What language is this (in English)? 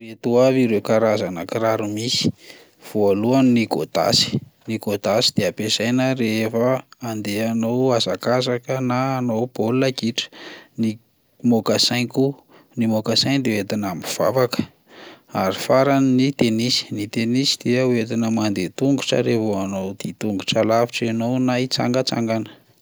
Malagasy